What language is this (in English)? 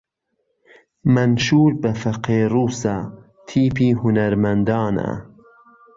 Central Kurdish